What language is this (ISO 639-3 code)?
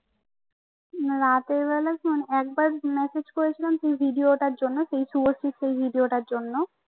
ben